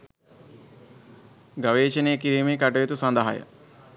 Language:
Sinhala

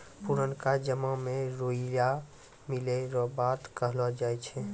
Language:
Maithili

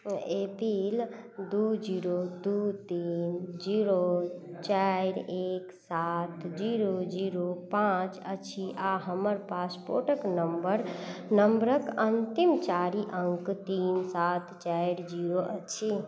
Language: Maithili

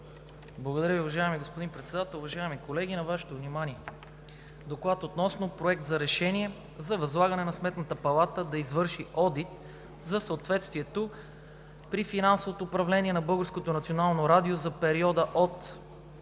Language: Bulgarian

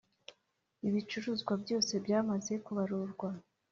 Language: Kinyarwanda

